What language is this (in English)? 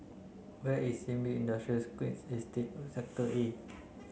English